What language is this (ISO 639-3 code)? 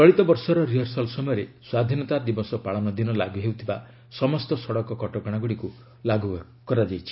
ori